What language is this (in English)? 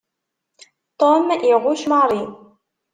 Kabyle